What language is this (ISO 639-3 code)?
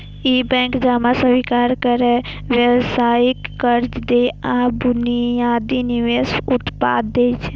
mai